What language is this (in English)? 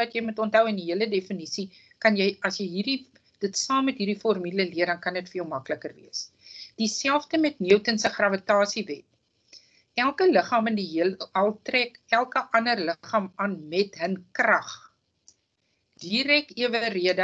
Dutch